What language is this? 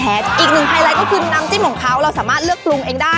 Thai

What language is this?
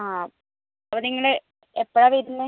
Malayalam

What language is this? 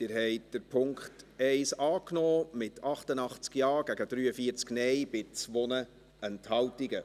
Swiss German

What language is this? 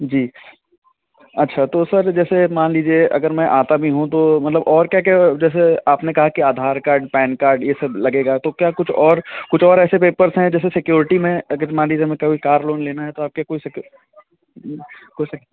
Hindi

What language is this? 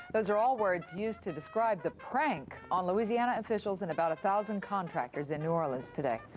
English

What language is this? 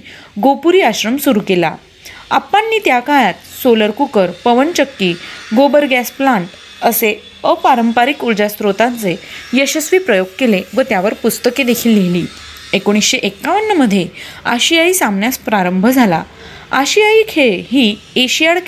Marathi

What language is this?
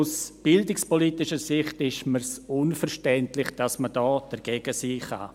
Swiss German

